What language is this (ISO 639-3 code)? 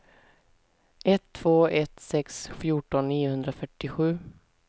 swe